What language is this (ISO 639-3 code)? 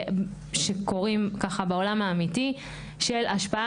heb